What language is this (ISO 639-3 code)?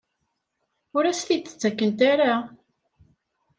kab